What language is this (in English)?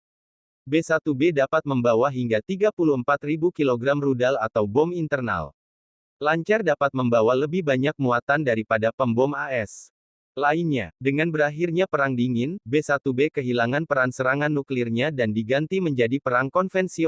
Indonesian